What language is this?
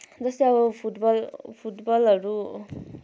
Nepali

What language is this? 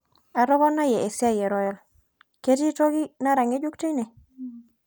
Masai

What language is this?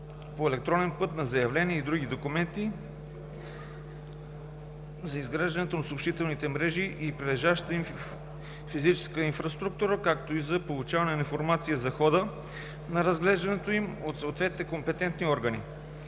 Bulgarian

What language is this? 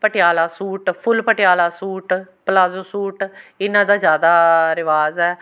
Punjabi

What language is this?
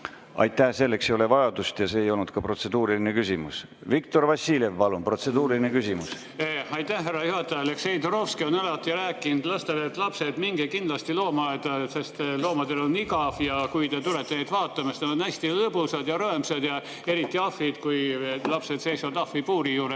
Estonian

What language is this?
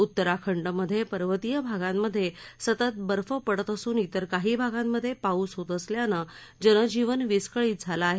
Marathi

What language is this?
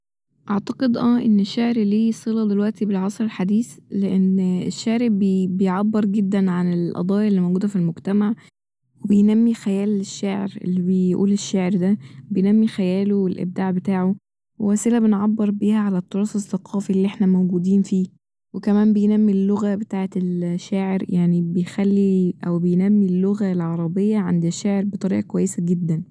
Egyptian Arabic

